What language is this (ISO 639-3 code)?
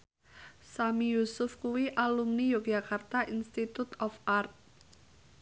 jav